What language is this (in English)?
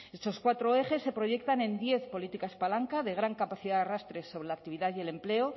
Spanish